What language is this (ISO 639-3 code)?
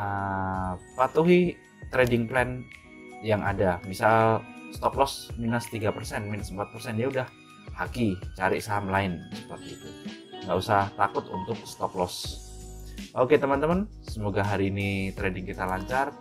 ind